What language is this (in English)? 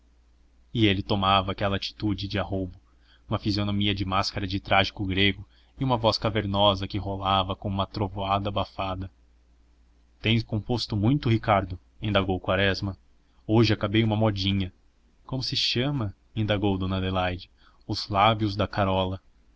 Portuguese